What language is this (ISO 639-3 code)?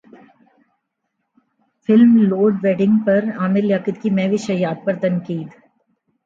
urd